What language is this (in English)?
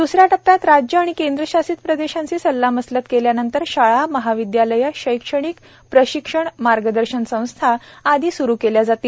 Marathi